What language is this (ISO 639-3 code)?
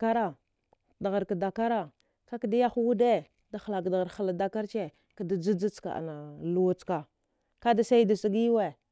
dgh